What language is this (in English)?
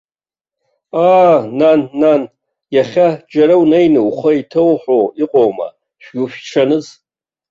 Abkhazian